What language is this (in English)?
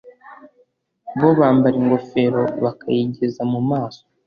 Kinyarwanda